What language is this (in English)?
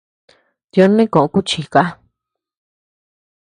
Tepeuxila Cuicatec